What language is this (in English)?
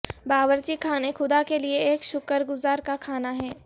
Urdu